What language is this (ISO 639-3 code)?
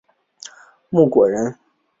zho